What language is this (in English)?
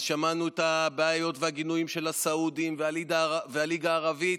Hebrew